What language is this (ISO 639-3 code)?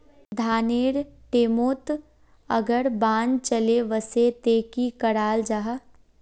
mag